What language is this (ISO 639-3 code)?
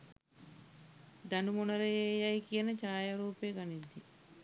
sin